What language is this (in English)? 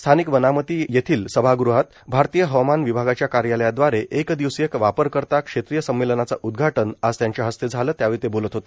Marathi